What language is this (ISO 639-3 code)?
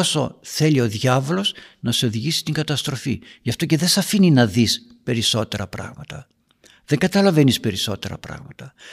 ell